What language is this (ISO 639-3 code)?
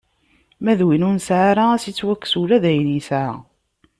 kab